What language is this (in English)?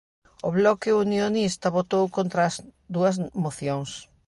Galician